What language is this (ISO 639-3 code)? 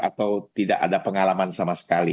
ind